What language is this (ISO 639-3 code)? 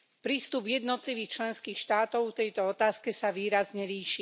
slk